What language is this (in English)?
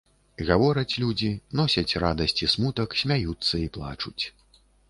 Belarusian